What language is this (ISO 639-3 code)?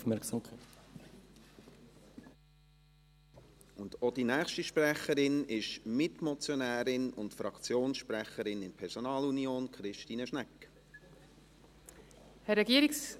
gsw